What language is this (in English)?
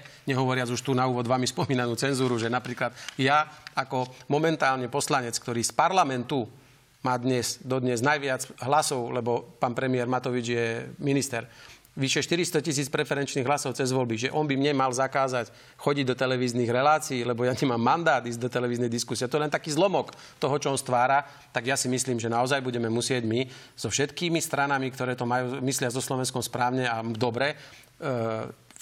Slovak